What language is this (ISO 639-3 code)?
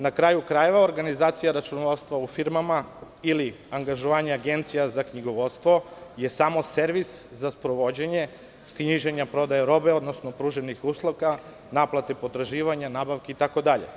srp